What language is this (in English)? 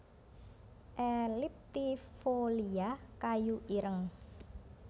Javanese